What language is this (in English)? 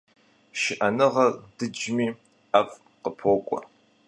Kabardian